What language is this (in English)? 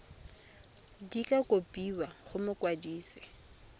Tswana